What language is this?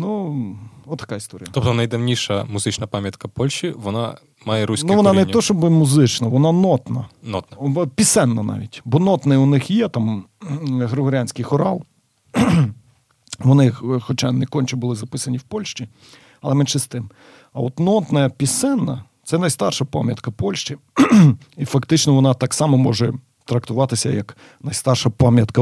Ukrainian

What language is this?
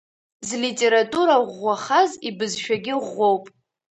Abkhazian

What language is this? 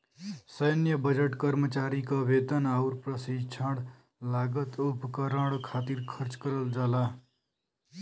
Bhojpuri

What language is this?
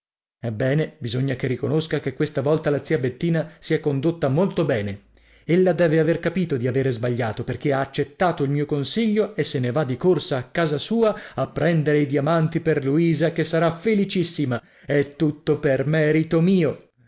Italian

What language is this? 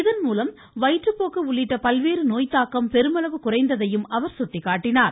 Tamil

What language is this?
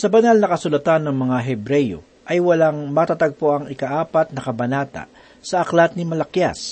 Filipino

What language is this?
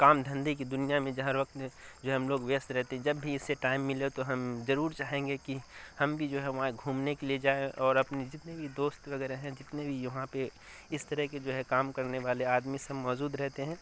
Urdu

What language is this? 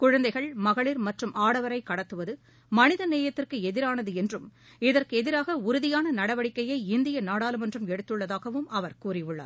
Tamil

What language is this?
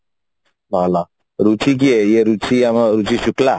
Odia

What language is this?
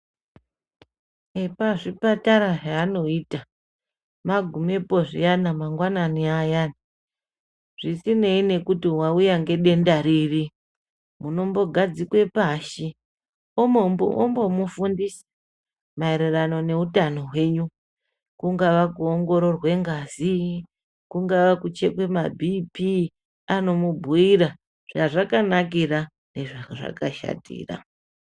Ndau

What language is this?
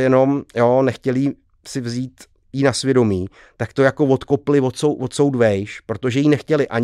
Czech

